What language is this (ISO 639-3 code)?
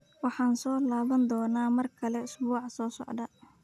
som